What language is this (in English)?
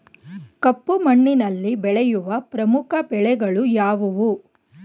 Kannada